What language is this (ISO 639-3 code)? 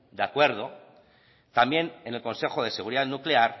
spa